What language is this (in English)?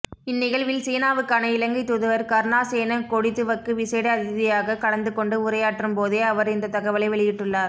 Tamil